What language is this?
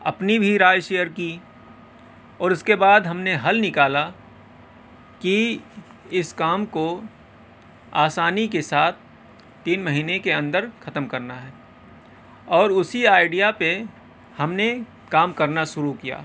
Urdu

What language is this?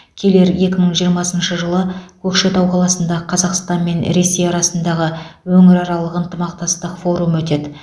Kazakh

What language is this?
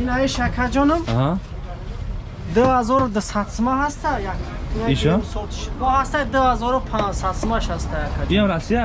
Turkish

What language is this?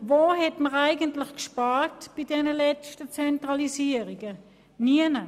Swiss German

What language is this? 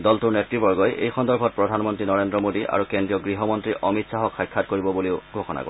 Assamese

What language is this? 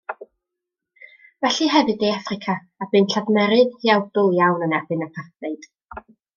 Welsh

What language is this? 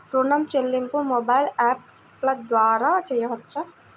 Telugu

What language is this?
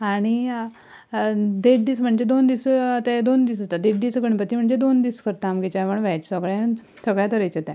Konkani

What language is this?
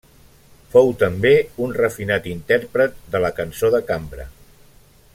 Catalan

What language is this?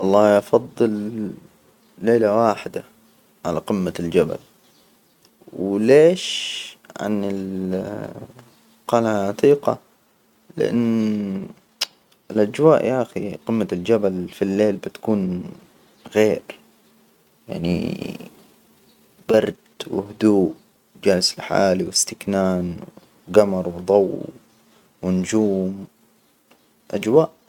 Hijazi Arabic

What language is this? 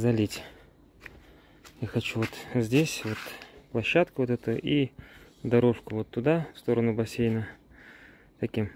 Russian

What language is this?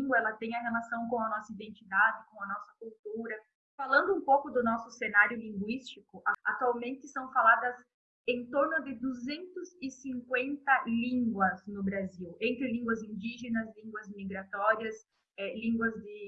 Portuguese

